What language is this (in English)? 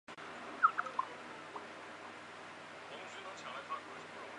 Chinese